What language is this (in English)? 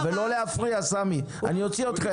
Hebrew